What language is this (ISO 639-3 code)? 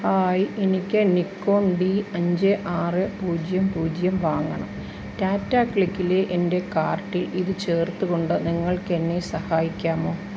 mal